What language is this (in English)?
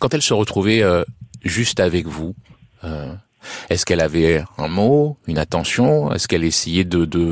French